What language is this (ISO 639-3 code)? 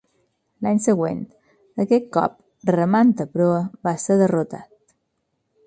cat